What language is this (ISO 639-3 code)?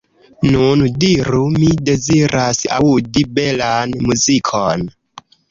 epo